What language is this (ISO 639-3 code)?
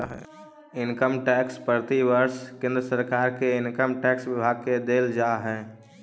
mag